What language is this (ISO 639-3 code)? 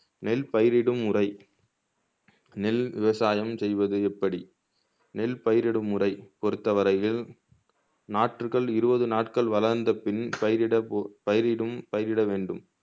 tam